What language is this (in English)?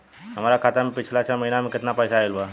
Bhojpuri